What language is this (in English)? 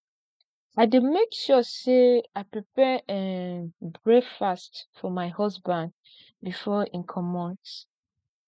Nigerian Pidgin